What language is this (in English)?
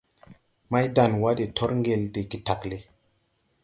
Tupuri